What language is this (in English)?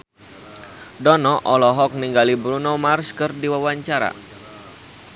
Sundanese